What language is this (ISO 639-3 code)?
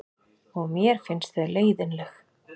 isl